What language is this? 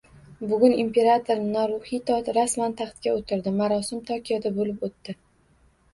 Uzbek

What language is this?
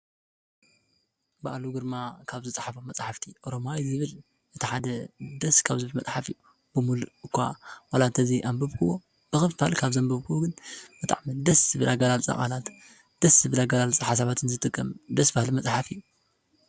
Tigrinya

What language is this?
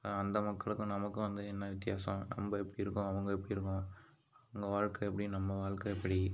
Tamil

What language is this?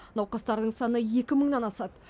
Kazakh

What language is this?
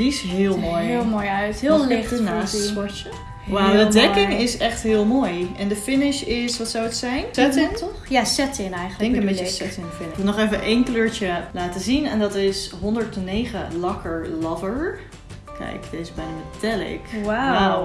Dutch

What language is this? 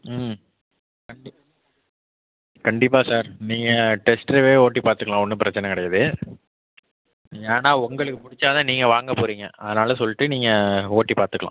Tamil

